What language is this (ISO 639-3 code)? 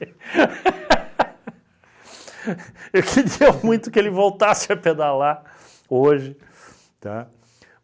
por